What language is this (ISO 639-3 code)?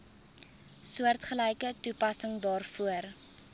afr